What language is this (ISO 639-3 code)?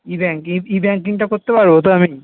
ben